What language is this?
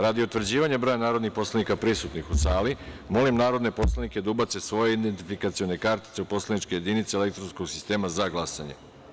Serbian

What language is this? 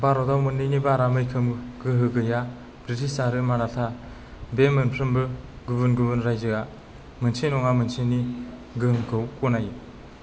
Bodo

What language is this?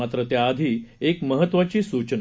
Marathi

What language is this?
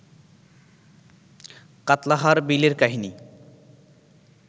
Bangla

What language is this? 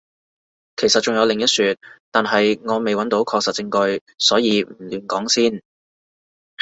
Cantonese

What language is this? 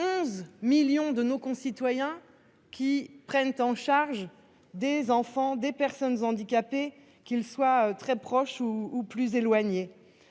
French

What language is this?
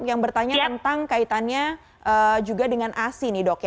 Indonesian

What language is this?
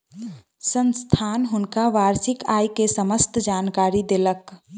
Maithili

